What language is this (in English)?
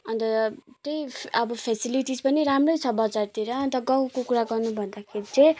Nepali